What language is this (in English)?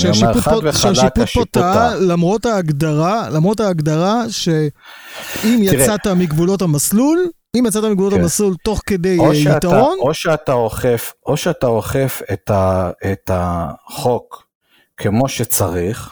Hebrew